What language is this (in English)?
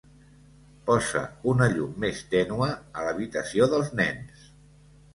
Catalan